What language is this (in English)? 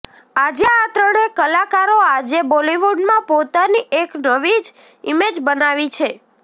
Gujarati